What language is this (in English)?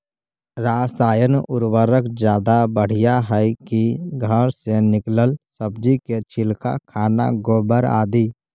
Magahi